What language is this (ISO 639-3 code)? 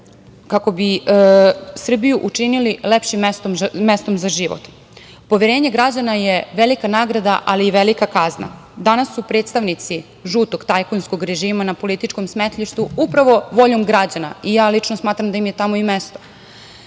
srp